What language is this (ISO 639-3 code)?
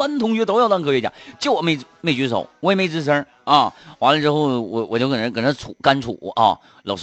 zho